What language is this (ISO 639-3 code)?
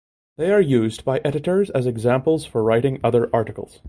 eng